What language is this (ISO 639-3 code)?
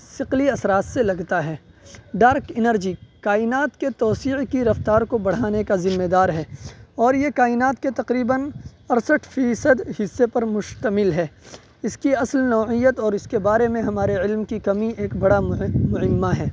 urd